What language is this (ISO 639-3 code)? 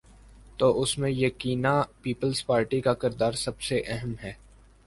urd